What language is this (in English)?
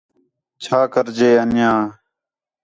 Khetrani